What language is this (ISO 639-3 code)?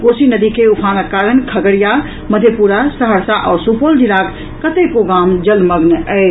mai